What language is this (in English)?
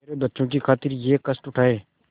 Hindi